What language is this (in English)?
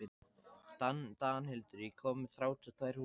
Icelandic